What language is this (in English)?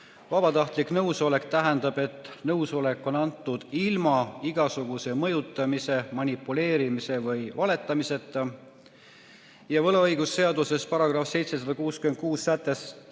Estonian